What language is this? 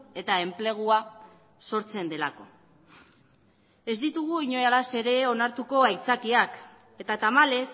Basque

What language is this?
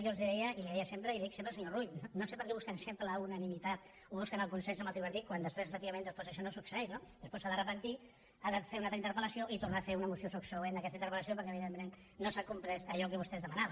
Catalan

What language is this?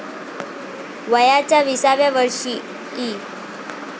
Marathi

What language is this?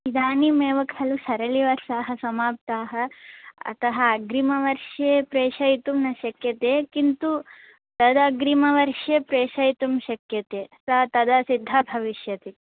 Sanskrit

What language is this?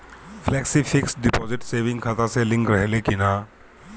Bhojpuri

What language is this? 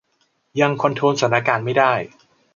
Thai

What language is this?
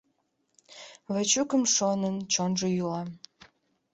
Mari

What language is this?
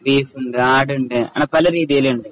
Malayalam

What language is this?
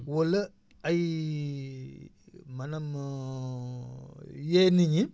Wolof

